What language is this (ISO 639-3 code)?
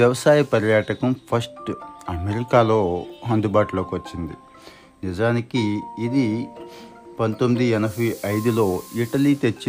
tel